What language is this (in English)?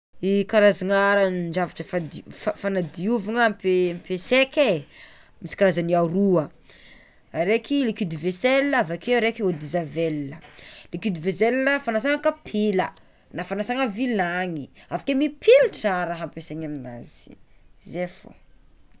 Tsimihety Malagasy